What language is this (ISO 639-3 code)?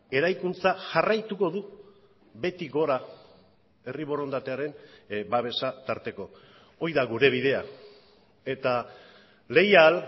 eus